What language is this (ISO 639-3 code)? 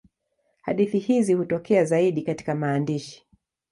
swa